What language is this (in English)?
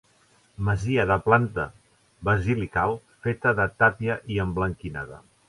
Catalan